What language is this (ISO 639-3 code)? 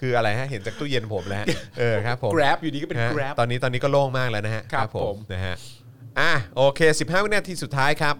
tha